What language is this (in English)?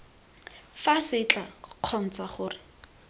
Tswana